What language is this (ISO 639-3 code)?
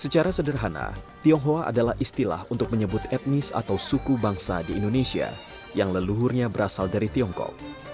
ind